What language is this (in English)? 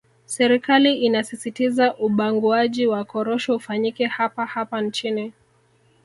Swahili